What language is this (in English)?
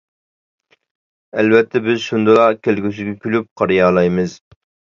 Uyghur